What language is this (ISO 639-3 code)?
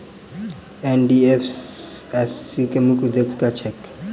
mai